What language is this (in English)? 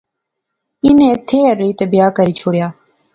Pahari-Potwari